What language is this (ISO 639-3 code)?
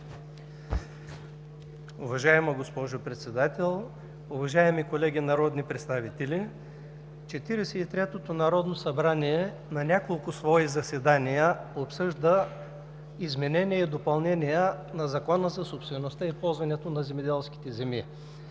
bul